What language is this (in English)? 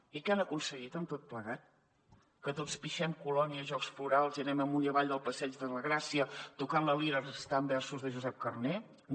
Catalan